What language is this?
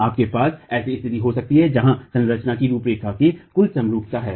Hindi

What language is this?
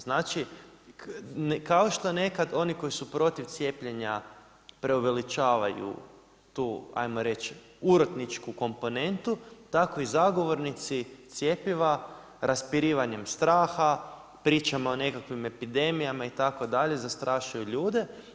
Croatian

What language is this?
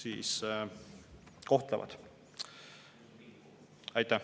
Estonian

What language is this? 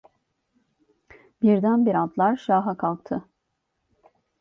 Turkish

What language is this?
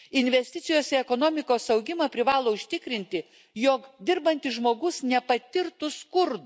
Lithuanian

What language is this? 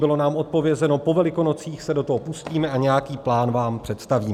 Czech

